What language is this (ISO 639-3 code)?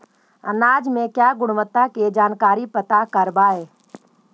mag